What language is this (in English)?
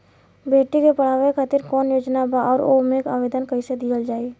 Bhojpuri